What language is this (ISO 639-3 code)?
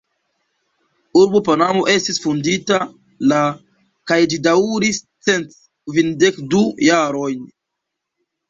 epo